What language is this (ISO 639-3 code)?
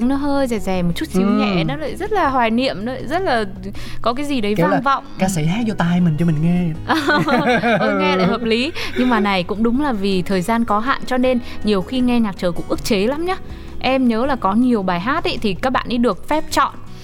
vie